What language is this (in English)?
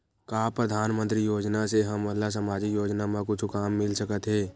Chhattisgarhi